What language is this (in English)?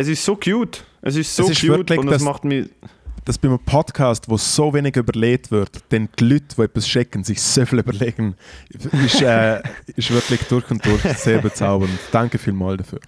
German